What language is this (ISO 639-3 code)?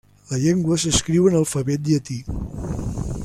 cat